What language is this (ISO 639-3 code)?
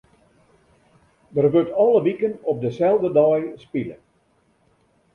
fry